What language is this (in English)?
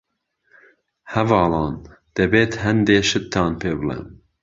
Central Kurdish